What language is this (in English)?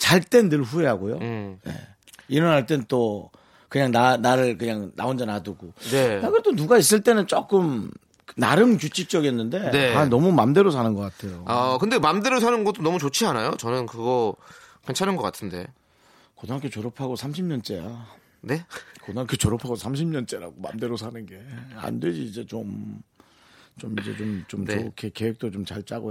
Korean